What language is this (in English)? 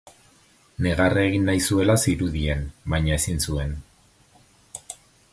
Basque